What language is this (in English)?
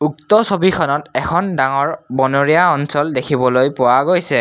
Assamese